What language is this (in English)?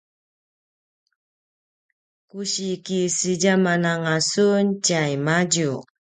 Paiwan